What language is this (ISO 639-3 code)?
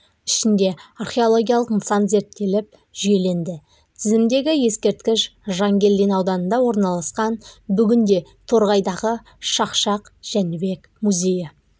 kaz